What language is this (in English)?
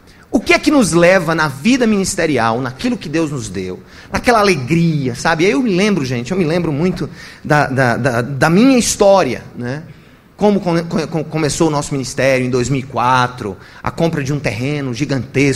Portuguese